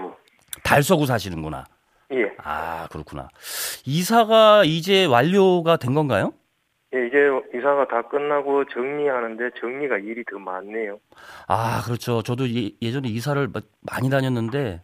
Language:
Korean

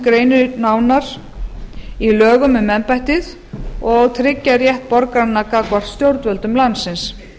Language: Icelandic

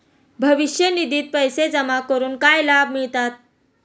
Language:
Marathi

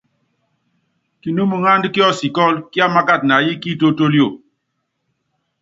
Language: Yangben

